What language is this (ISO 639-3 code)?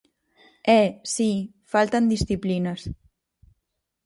glg